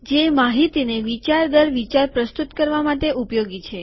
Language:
Gujarati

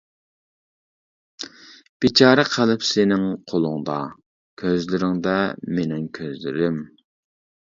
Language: Uyghur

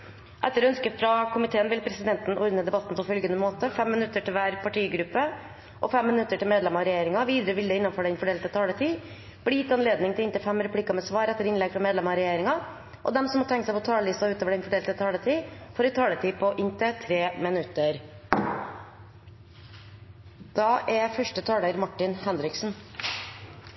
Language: Norwegian Bokmål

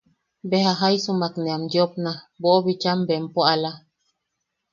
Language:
Yaqui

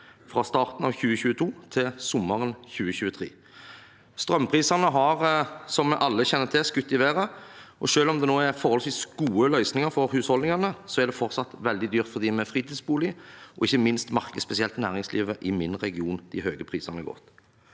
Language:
Norwegian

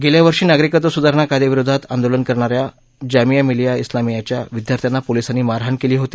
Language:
Marathi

